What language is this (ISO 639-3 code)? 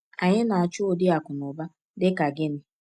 ibo